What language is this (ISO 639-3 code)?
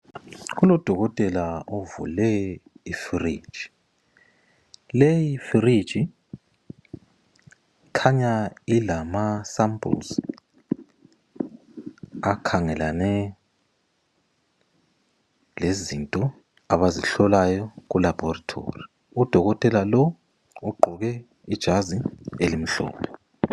nde